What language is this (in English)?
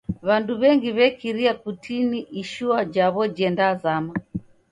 Taita